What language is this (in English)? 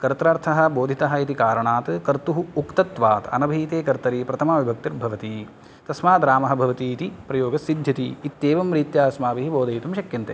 Sanskrit